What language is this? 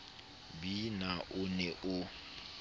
Southern Sotho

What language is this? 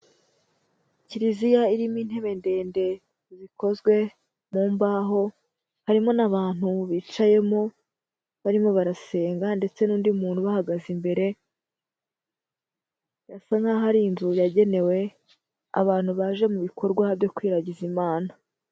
Kinyarwanda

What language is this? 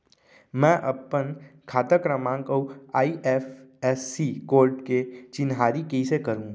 Chhattisgarhi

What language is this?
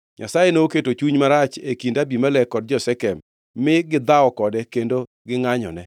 Luo (Kenya and Tanzania)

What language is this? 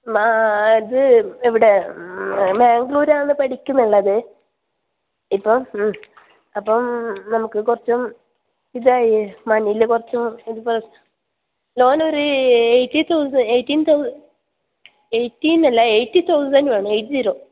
Malayalam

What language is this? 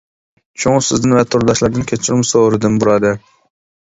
Uyghur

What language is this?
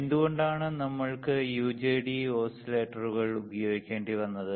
Malayalam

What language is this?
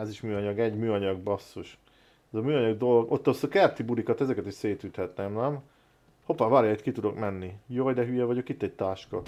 Hungarian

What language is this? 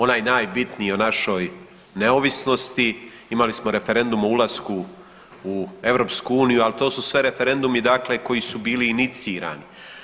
Croatian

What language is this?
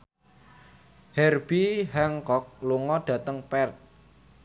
Javanese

